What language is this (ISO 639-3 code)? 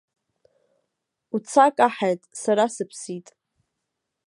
abk